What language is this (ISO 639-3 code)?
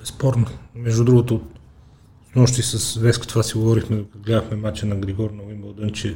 bul